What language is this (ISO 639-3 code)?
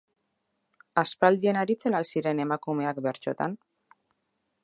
eus